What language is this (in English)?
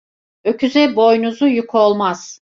Turkish